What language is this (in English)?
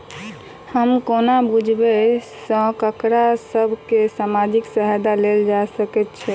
Maithili